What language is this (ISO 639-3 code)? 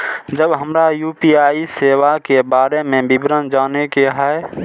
mai